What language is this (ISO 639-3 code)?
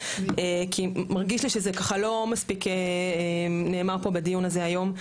heb